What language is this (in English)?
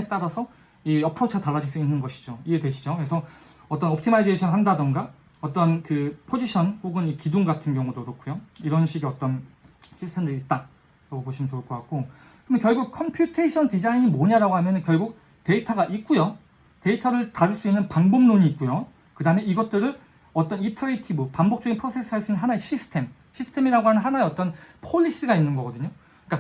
Korean